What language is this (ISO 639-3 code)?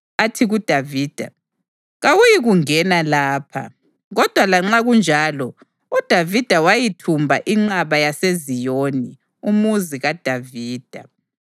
nde